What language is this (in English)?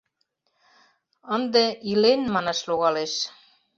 Mari